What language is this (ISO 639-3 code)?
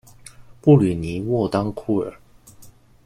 zho